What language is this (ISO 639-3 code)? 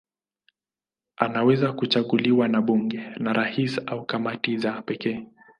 swa